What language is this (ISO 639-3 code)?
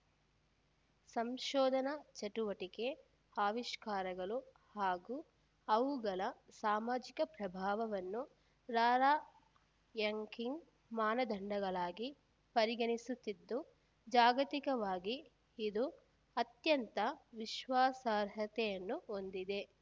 kan